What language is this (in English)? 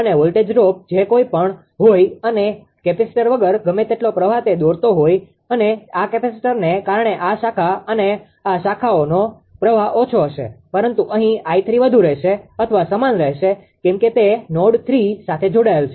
Gujarati